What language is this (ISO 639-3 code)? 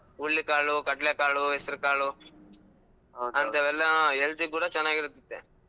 kan